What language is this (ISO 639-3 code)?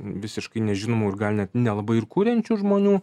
lit